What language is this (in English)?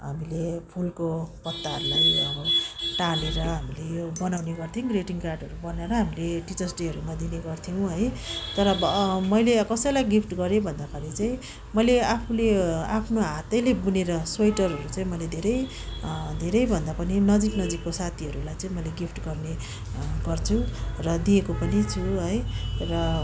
Nepali